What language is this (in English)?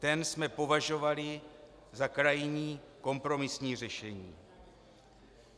Czech